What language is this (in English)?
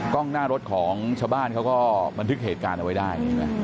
Thai